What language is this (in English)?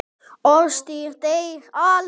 Icelandic